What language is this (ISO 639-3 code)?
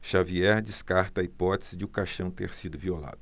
por